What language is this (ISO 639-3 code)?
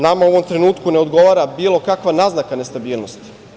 srp